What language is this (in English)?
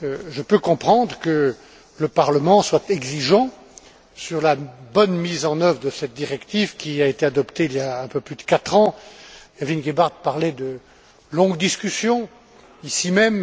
French